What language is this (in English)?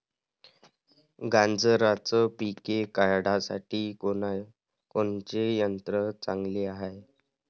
Marathi